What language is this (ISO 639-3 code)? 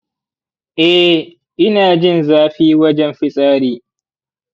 hau